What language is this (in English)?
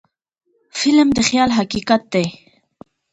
Pashto